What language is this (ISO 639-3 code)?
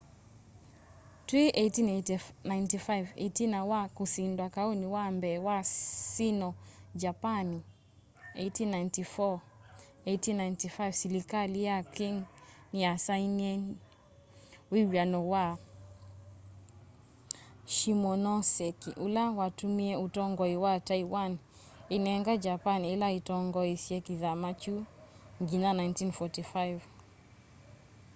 kam